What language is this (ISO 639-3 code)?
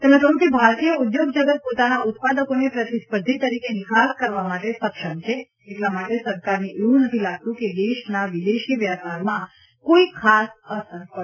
guj